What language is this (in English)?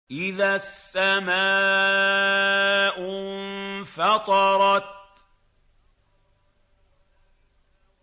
Arabic